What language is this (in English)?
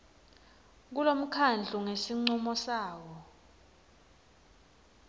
Swati